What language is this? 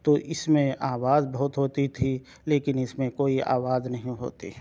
Urdu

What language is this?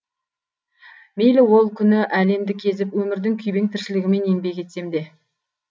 Kazakh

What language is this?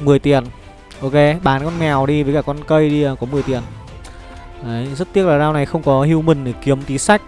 Vietnamese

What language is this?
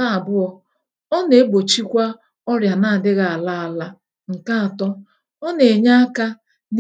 Igbo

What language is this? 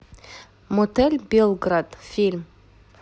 Russian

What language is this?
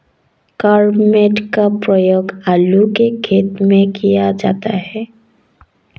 Hindi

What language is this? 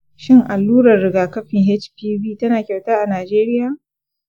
Hausa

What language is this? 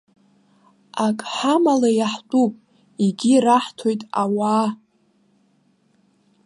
Abkhazian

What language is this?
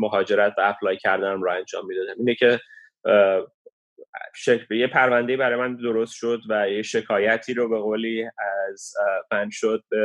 Persian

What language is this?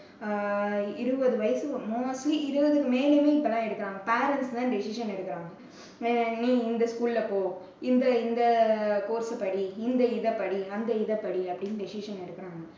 Tamil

